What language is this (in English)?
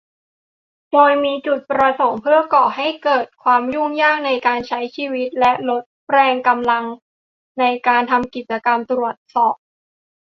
Thai